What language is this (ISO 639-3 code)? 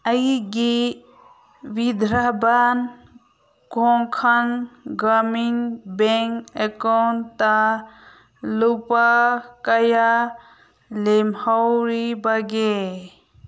mni